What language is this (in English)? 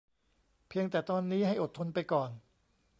Thai